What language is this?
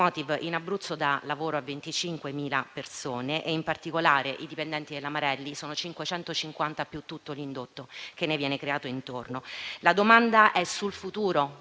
Italian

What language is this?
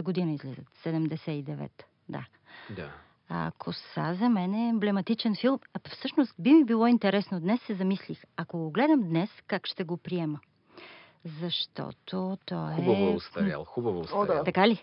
Bulgarian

